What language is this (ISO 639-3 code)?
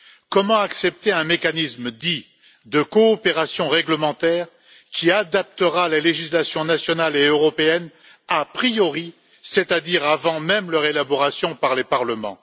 fra